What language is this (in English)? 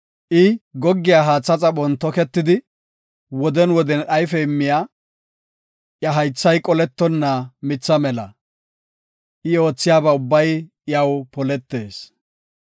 Gofa